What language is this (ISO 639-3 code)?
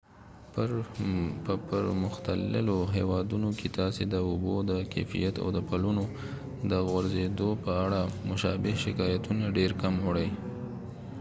pus